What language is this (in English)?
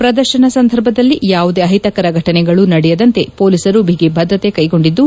Kannada